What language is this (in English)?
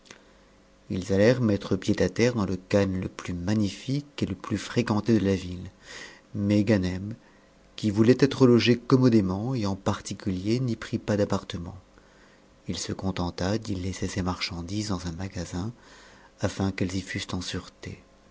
French